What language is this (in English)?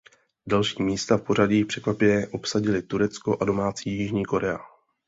Czech